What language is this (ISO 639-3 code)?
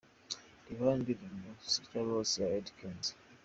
kin